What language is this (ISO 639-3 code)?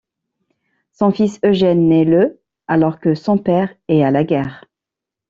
fra